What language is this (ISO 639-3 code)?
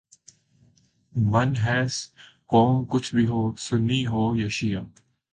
urd